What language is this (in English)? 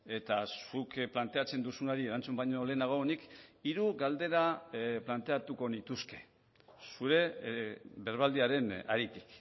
Basque